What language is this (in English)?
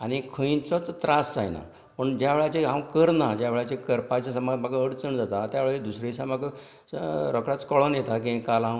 Konkani